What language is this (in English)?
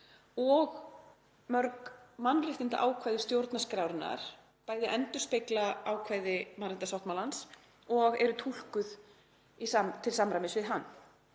Icelandic